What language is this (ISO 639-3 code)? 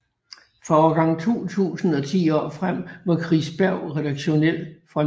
dan